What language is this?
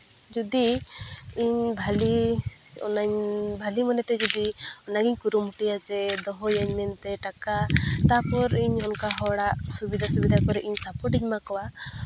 Santali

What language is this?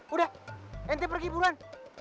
Indonesian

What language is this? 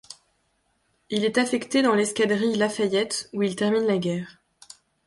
French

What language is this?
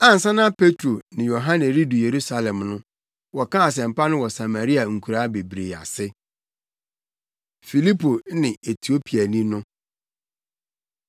Akan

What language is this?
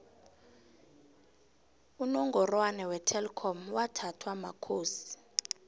South Ndebele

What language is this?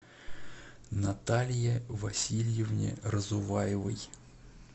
Russian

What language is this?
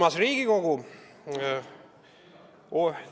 Estonian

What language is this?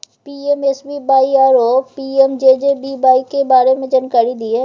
Maithili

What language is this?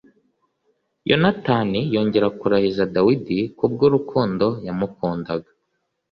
Kinyarwanda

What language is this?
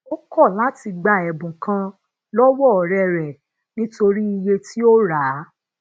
Yoruba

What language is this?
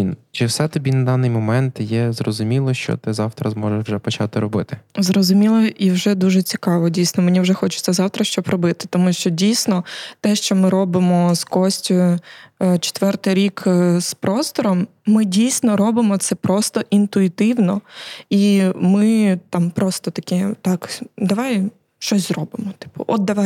Ukrainian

